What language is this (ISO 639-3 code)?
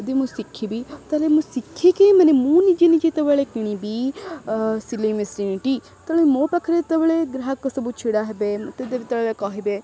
ori